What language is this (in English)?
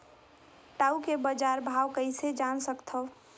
Chhattisgarhi